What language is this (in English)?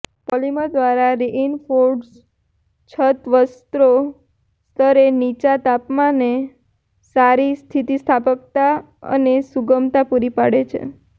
Gujarati